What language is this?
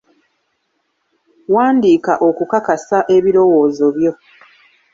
Ganda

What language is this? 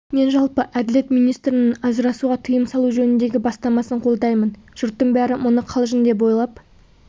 Kazakh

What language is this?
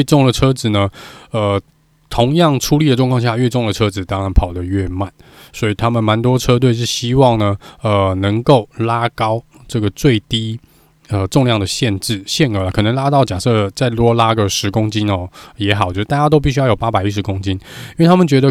Chinese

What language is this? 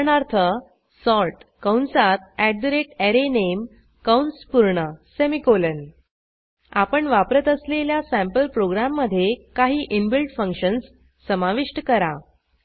Marathi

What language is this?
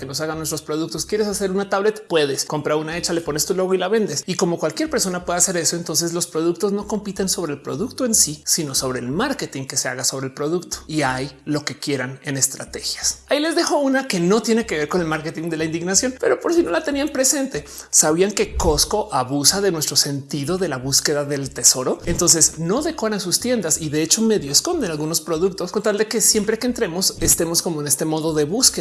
Spanish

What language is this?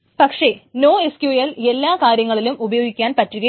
Malayalam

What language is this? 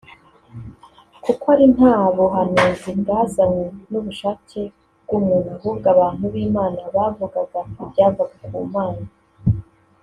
Kinyarwanda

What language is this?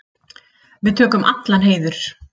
Icelandic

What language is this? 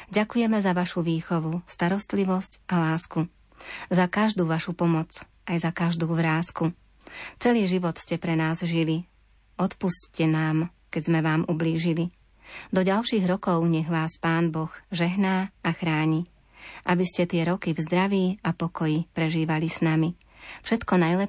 Slovak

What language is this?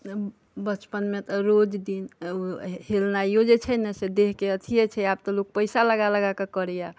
Maithili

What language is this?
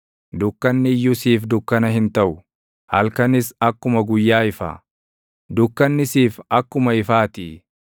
Oromo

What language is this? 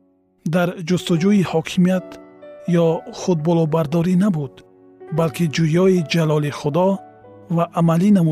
Persian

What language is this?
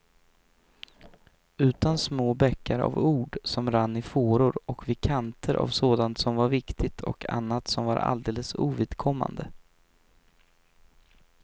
Swedish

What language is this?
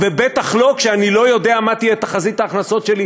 Hebrew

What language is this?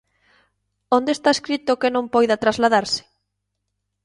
Galician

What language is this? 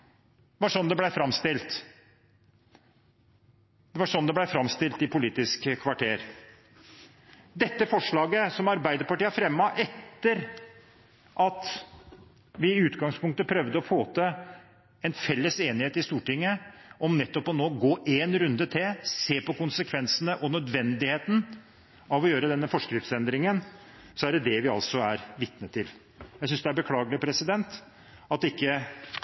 Norwegian Bokmål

